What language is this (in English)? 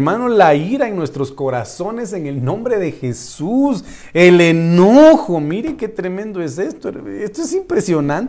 Spanish